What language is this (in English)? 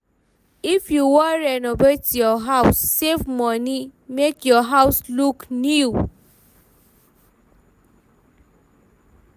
Nigerian Pidgin